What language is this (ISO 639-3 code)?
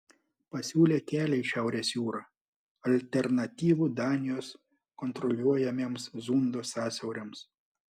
lit